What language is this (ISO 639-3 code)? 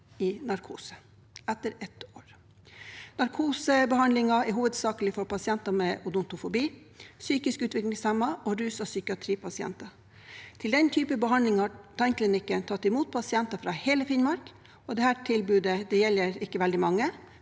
nor